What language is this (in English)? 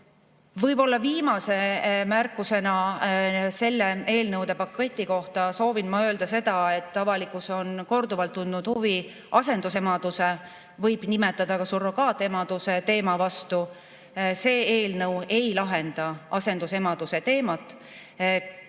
Estonian